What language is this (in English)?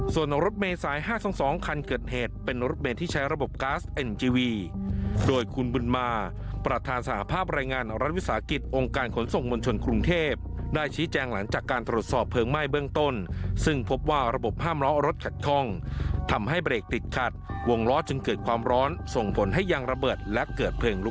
Thai